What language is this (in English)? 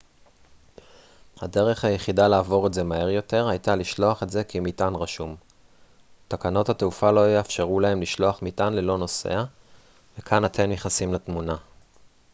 Hebrew